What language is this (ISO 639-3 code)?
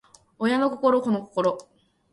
jpn